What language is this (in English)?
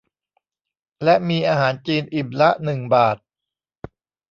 Thai